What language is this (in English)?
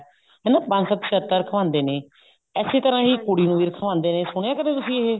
Punjabi